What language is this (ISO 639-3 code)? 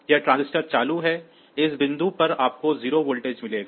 hin